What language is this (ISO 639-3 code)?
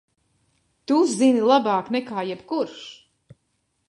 lav